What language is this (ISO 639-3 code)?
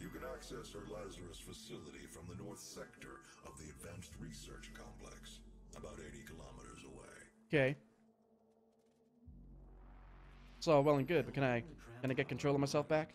eng